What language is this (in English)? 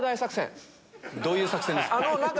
Japanese